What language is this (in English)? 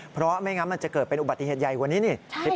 Thai